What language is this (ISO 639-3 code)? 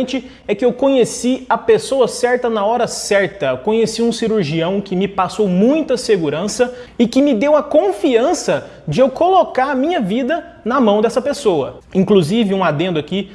por